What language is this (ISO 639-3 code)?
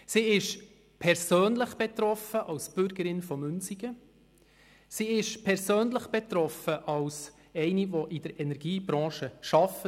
gsw